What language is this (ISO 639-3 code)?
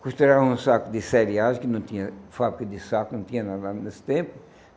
por